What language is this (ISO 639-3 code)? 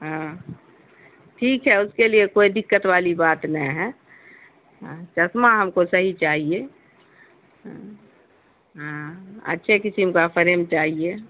urd